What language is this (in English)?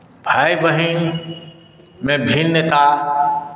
Maithili